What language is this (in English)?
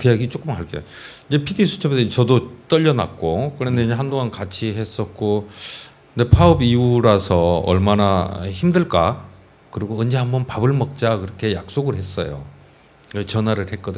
Korean